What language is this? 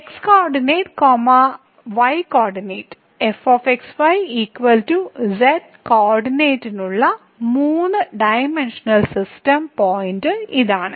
Malayalam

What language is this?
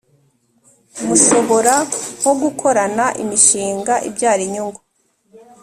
Kinyarwanda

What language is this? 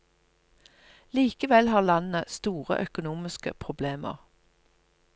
Norwegian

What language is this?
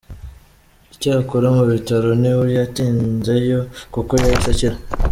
Kinyarwanda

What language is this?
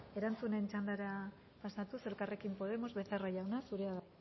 Basque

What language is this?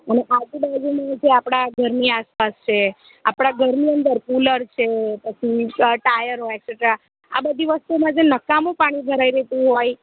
Gujarati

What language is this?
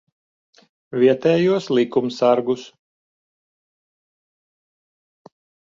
Latvian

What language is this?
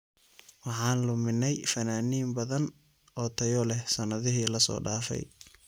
Somali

